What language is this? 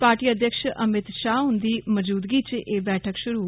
Dogri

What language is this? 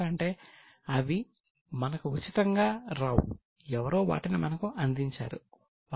Telugu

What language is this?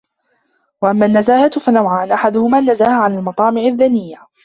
Arabic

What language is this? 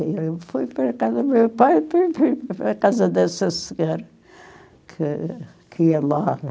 Portuguese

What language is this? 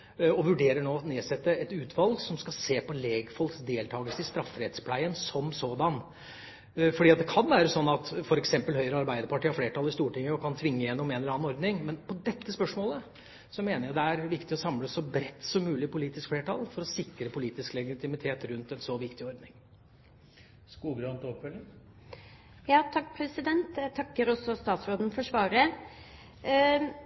Norwegian Bokmål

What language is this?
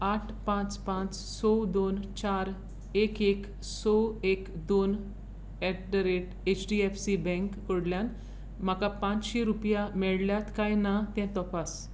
Konkani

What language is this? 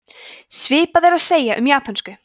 Icelandic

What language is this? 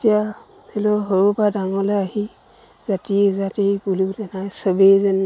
Assamese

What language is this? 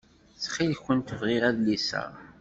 Kabyle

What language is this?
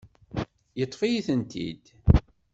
Kabyle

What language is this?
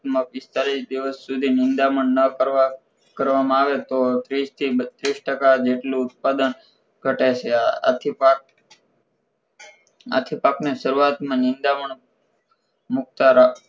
Gujarati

